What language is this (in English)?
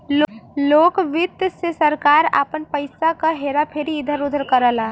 Bhojpuri